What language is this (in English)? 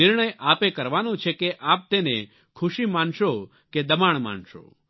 Gujarati